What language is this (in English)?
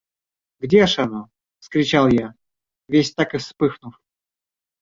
Russian